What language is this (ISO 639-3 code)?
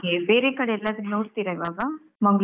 kan